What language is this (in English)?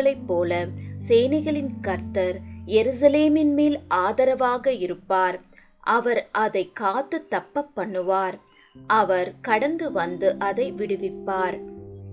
Tamil